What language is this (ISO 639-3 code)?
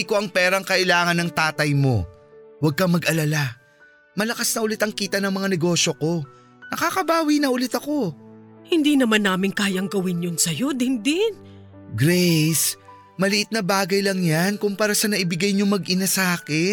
fil